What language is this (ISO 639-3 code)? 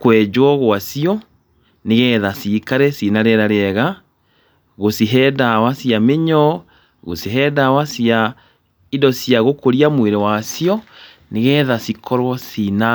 kik